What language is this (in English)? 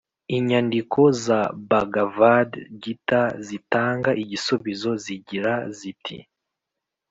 Kinyarwanda